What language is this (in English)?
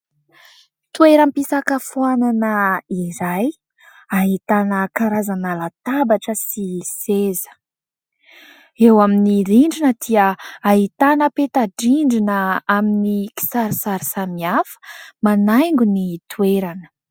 Malagasy